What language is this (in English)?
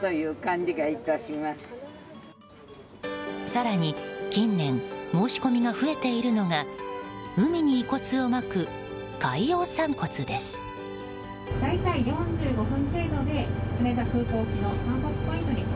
Japanese